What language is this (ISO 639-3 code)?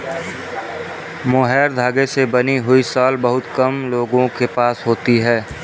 hin